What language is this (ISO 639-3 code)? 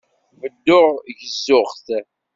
kab